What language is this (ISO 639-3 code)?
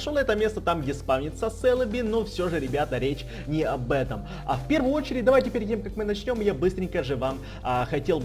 rus